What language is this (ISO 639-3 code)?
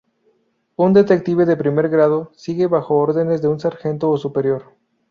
spa